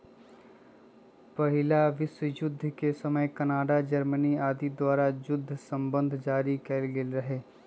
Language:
Magahi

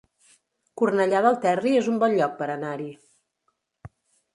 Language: Catalan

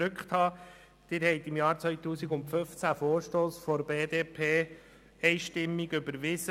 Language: Swiss German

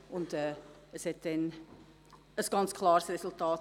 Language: Swiss German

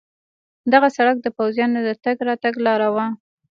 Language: Pashto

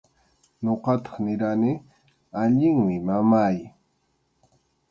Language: Arequipa-La Unión Quechua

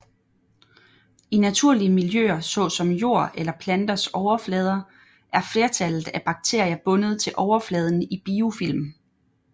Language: Danish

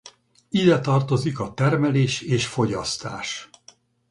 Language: Hungarian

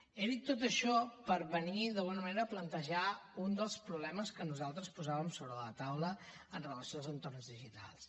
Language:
Catalan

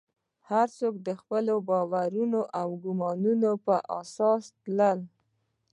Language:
Pashto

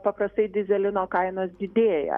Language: Lithuanian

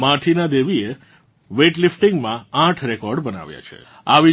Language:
Gujarati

